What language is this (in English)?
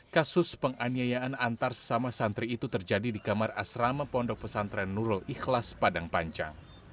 Indonesian